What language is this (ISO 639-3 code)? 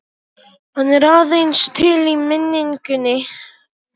isl